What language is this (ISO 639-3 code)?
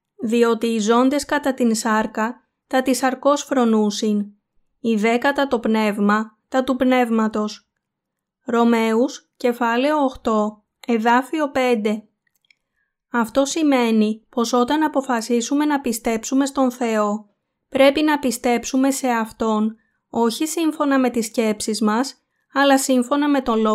ell